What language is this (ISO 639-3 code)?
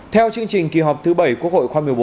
vie